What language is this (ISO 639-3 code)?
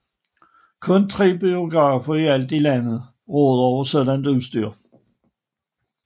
dan